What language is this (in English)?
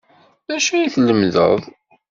Kabyle